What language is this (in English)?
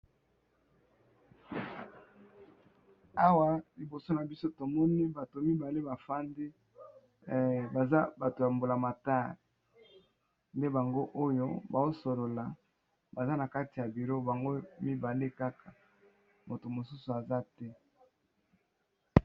Lingala